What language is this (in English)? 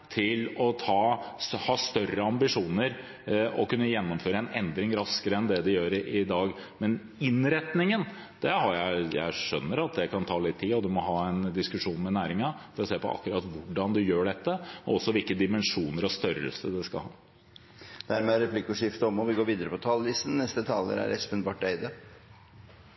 Norwegian